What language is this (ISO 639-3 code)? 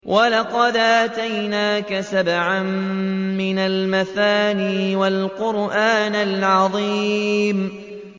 ara